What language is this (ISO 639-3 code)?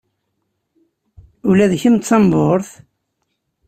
kab